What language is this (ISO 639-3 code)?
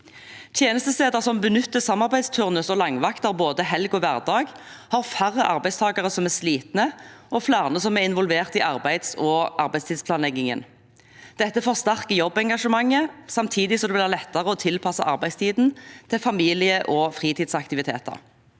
nor